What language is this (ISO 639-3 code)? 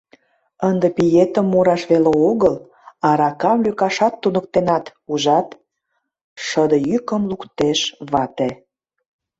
chm